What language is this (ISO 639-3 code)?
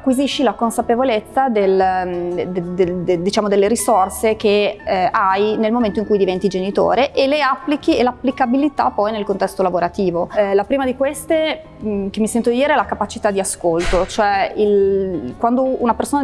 ita